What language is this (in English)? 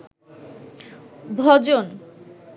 Bangla